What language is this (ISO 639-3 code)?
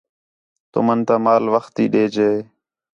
xhe